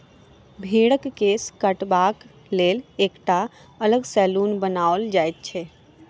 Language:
Maithili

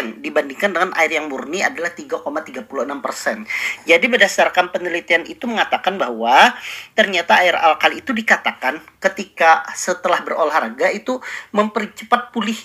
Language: Indonesian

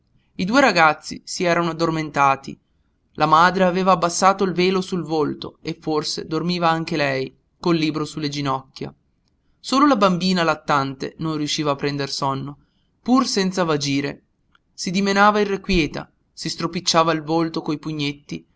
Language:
Italian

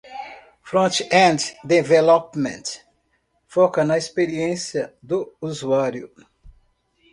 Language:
Portuguese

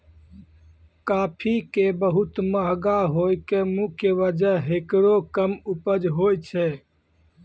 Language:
Maithili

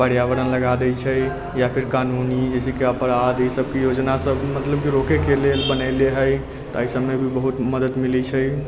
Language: Maithili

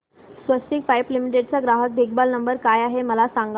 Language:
Marathi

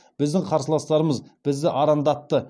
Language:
Kazakh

